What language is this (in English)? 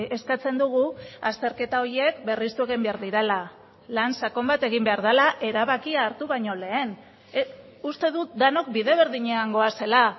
Basque